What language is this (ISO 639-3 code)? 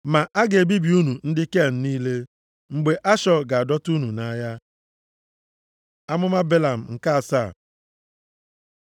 ibo